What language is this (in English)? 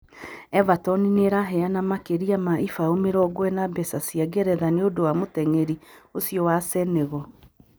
Kikuyu